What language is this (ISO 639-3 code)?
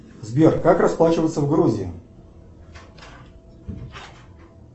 rus